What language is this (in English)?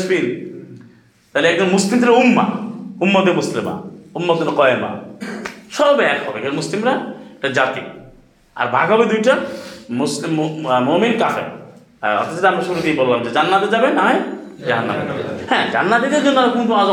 Bangla